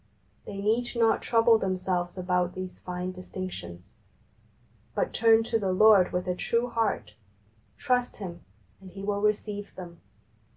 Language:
English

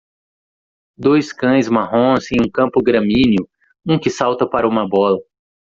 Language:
Portuguese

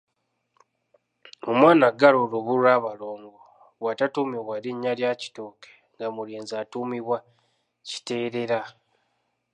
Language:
Ganda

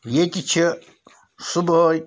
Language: Kashmiri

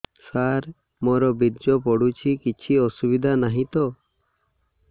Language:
Odia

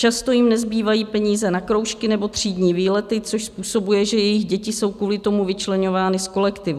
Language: Czech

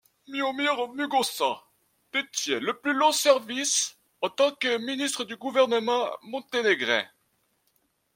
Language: French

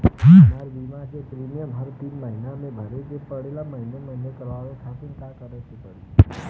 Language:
Bhojpuri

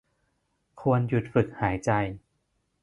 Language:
Thai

